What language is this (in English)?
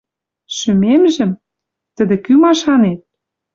Western Mari